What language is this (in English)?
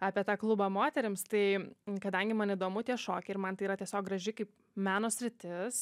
Lithuanian